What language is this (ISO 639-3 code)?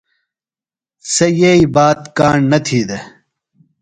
phl